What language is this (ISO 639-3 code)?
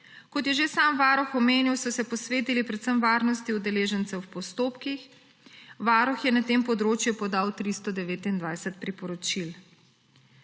slv